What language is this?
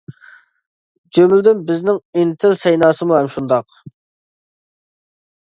Uyghur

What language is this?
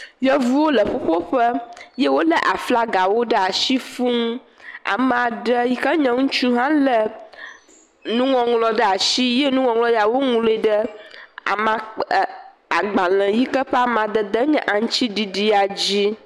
Ewe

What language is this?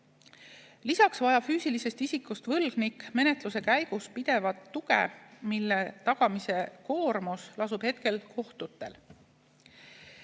Estonian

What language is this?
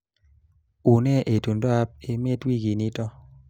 Kalenjin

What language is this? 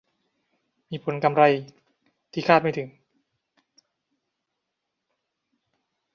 Thai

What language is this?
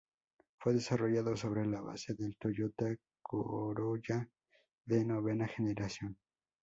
Spanish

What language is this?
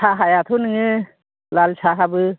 Bodo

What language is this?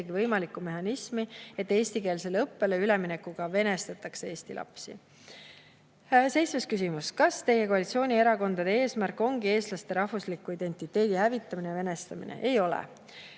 Estonian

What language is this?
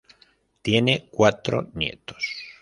Spanish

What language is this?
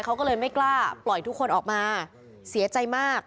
Thai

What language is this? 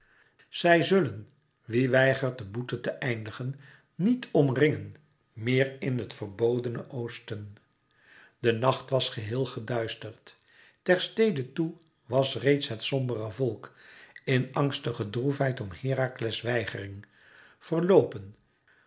Dutch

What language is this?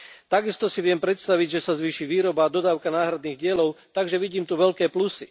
Slovak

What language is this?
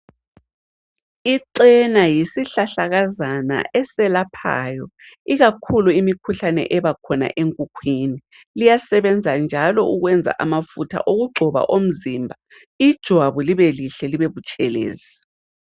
North Ndebele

